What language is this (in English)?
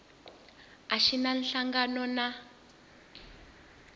Tsonga